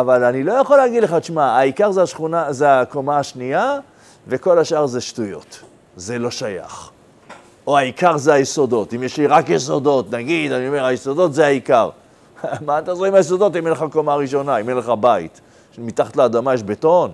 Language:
Hebrew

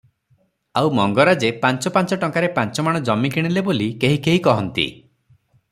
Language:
Odia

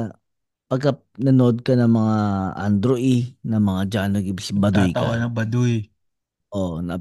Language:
Filipino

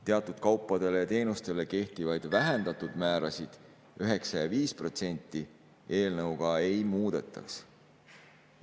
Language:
Estonian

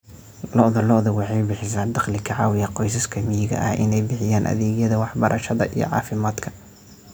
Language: Somali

